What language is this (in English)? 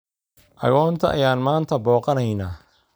Somali